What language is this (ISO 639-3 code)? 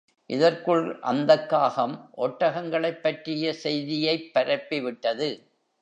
tam